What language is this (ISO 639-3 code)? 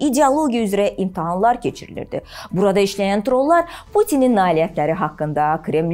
tur